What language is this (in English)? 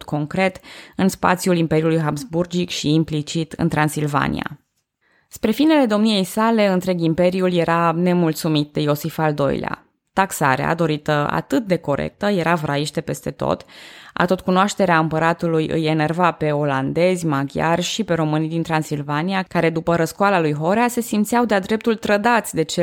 Romanian